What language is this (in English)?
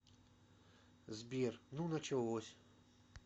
Russian